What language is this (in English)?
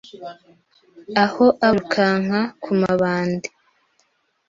Kinyarwanda